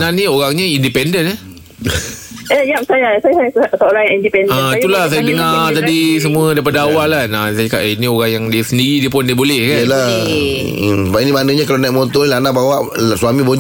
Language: Malay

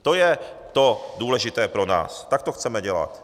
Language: Czech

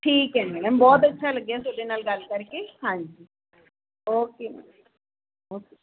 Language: Punjabi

